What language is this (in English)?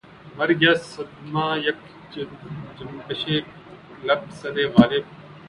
Urdu